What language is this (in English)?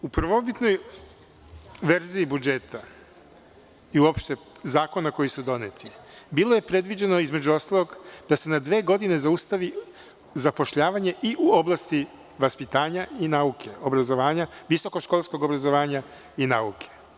Serbian